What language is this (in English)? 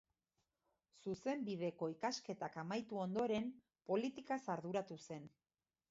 Basque